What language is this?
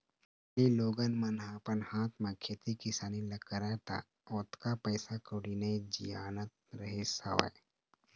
Chhattisgarhi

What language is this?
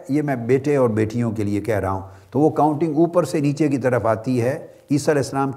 Urdu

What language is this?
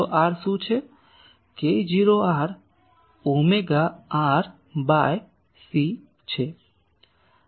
Gujarati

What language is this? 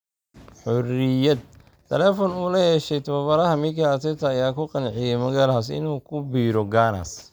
Somali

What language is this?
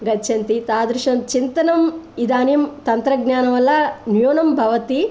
Sanskrit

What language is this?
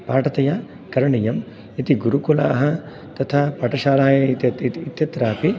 Sanskrit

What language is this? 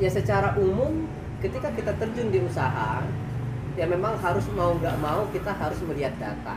Indonesian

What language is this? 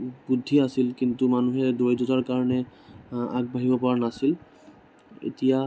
Assamese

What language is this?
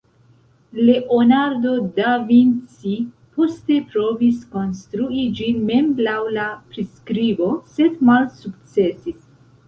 Esperanto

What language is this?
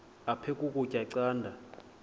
Xhosa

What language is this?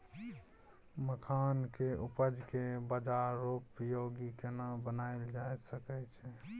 Maithili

